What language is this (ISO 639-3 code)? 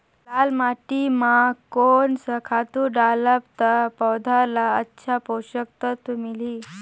hne